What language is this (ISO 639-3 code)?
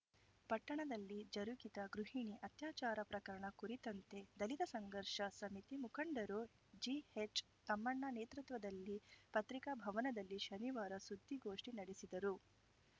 kan